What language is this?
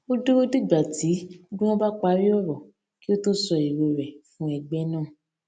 Yoruba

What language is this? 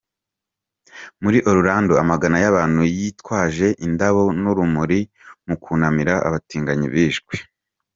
Kinyarwanda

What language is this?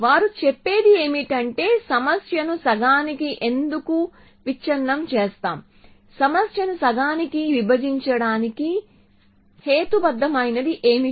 Telugu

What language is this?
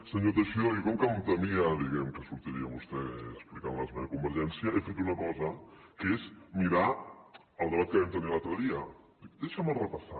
Catalan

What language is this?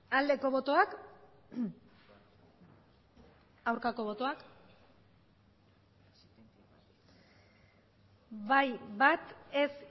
Basque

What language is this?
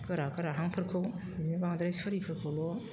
Bodo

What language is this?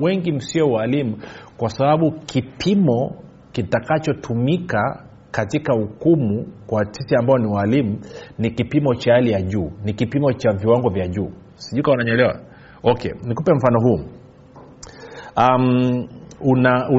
Swahili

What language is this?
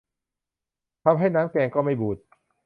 Thai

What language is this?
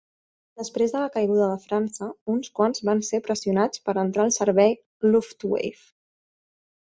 Catalan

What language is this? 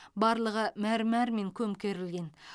Kazakh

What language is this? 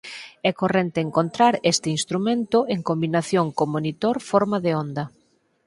Galician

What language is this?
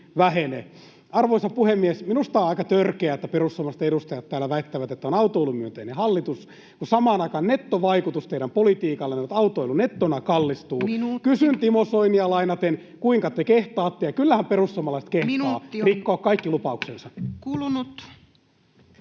Finnish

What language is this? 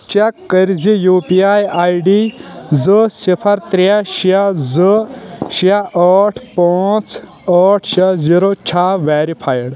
Kashmiri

